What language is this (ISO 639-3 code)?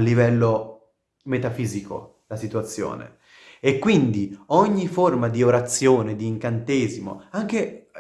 ita